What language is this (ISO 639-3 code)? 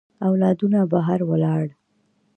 pus